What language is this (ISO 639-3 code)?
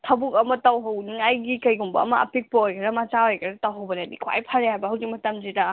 mni